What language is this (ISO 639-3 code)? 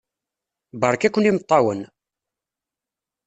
kab